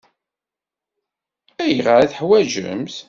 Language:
Kabyle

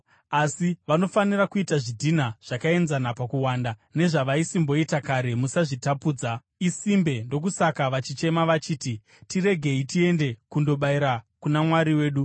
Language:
Shona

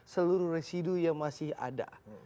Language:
Indonesian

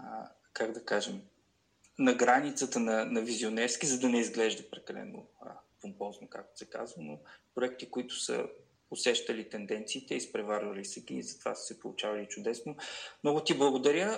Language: Bulgarian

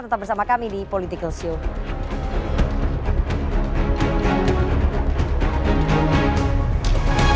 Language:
Indonesian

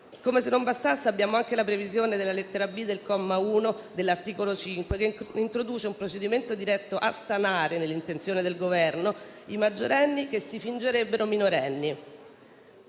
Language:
Italian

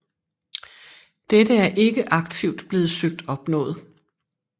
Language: Danish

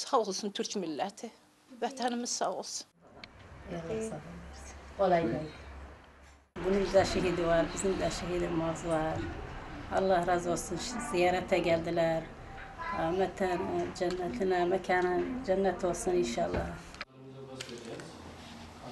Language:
Turkish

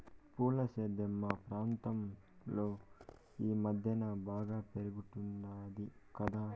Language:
Telugu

